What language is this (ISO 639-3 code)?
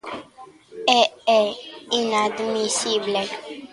glg